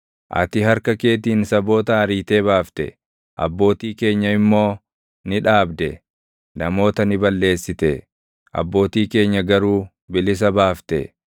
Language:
Oromo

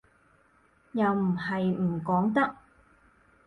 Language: Cantonese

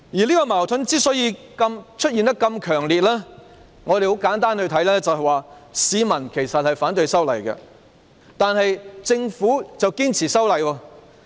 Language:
Cantonese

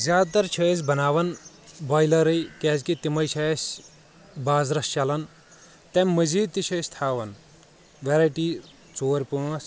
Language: Kashmiri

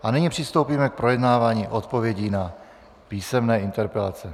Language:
Czech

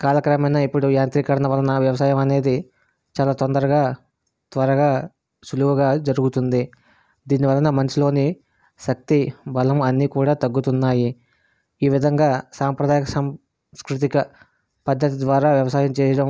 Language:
Telugu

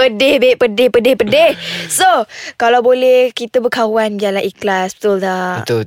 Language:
Malay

